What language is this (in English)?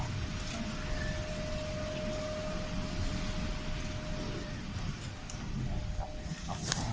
Thai